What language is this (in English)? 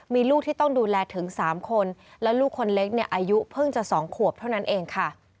Thai